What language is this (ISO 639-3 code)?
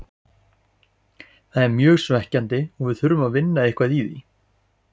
isl